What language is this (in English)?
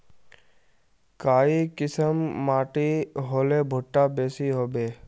Magahi